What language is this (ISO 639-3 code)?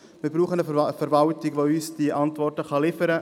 gsw